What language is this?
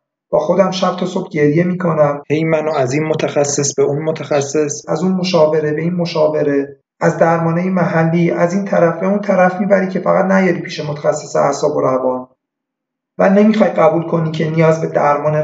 Persian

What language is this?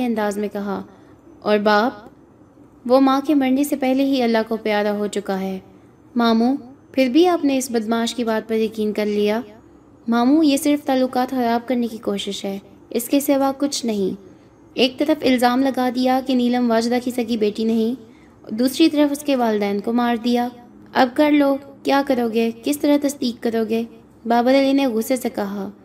Urdu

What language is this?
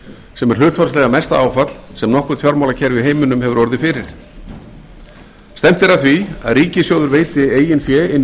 Icelandic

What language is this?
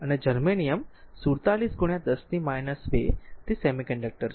Gujarati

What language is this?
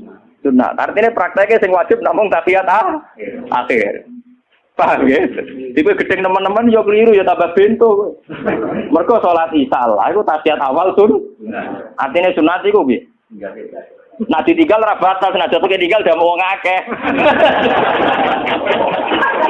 Indonesian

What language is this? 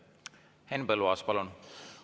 Estonian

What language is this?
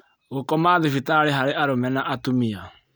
Kikuyu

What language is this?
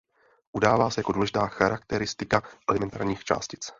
Czech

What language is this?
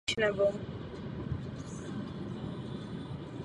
Czech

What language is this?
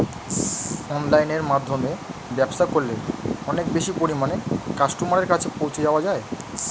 Bangla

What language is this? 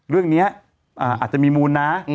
Thai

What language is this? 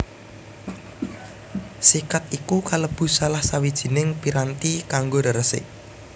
Javanese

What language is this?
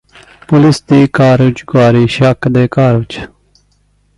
Punjabi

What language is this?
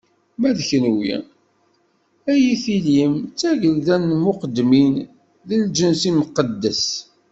Kabyle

